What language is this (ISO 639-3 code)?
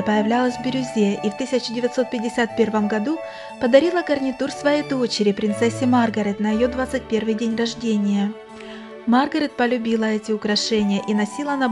rus